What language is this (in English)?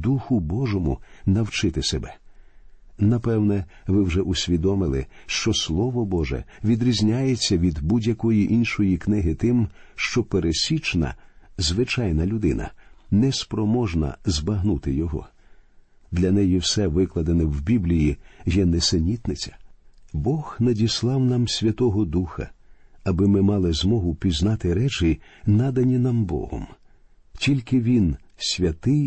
Ukrainian